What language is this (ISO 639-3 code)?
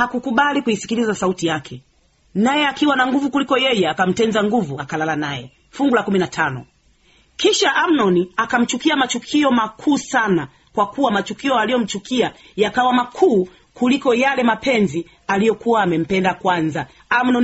swa